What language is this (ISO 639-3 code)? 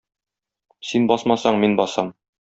tat